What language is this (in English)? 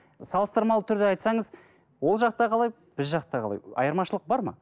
Kazakh